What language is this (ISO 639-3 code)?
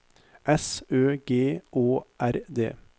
nor